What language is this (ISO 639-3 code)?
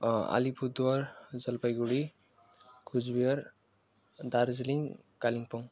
nep